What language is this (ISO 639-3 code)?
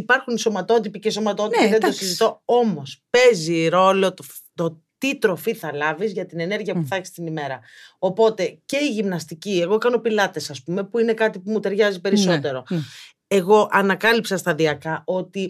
ell